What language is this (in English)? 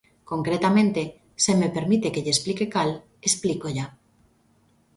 Galician